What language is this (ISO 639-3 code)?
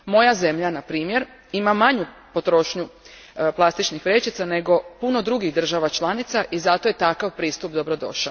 hrv